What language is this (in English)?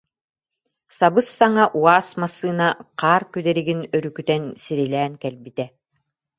Yakut